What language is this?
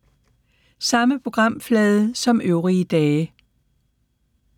Danish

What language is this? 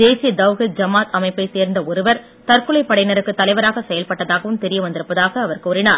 Tamil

